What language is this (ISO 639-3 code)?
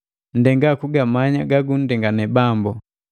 mgv